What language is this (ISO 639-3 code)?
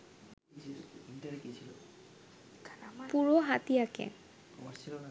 ben